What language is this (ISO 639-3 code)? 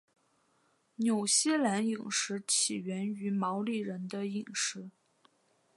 zho